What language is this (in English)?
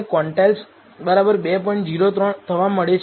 Gujarati